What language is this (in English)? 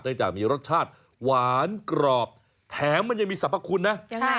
Thai